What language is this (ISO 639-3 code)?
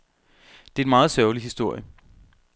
dan